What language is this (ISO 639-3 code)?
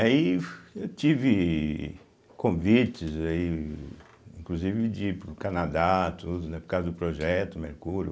por